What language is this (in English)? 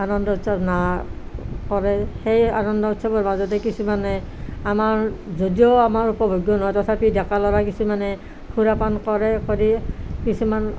Assamese